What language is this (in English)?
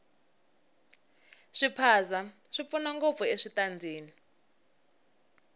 Tsonga